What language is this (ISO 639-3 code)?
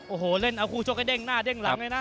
tha